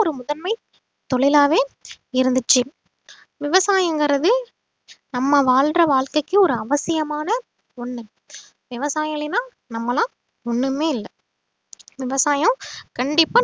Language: Tamil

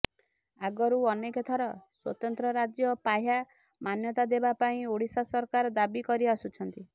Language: Odia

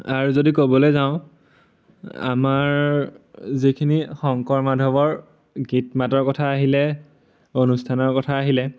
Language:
Assamese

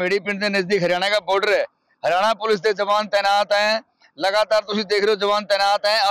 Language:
Punjabi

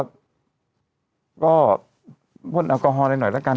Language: Thai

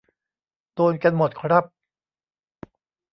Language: Thai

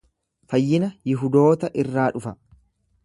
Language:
Oromo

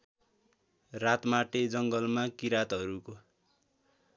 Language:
Nepali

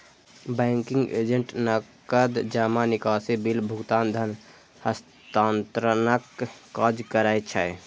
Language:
Maithili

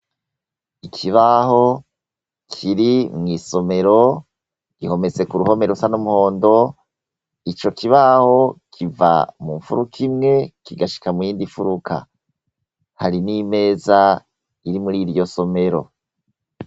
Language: Rundi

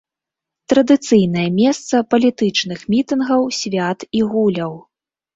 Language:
Belarusian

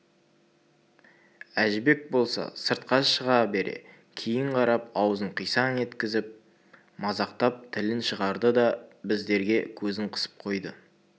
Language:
Kazakh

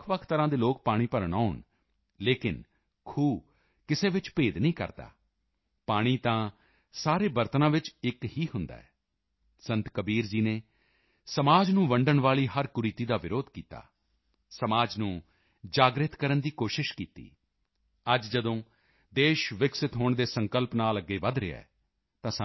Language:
Punjabi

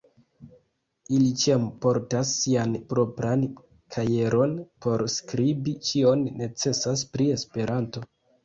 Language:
Esperanto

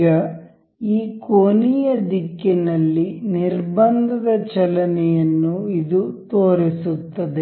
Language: Kannada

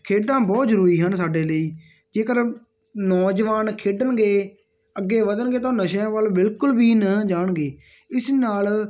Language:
Punjabi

